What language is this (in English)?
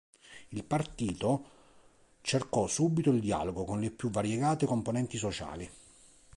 Italian